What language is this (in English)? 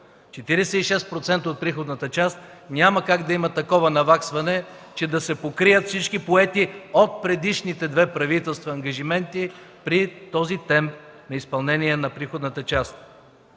Bulgarian